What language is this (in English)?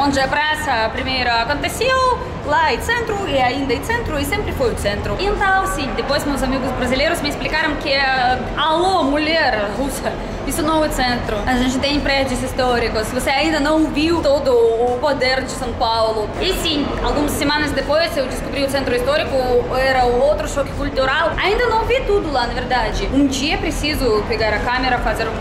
Portuguese